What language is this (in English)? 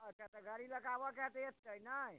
Maithili